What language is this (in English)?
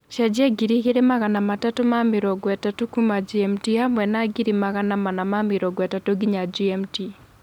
Kikuyu